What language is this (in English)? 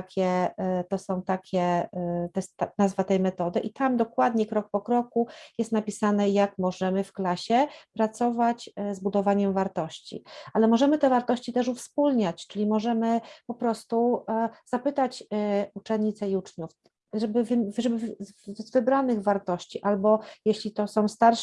Polish